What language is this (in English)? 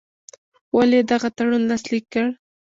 Pashto